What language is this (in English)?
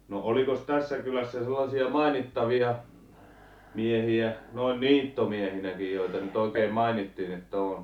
Finnish